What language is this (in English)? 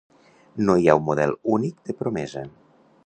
Catalan